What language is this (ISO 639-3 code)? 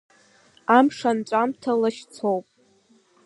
abk